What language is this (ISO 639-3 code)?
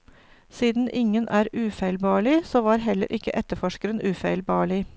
nor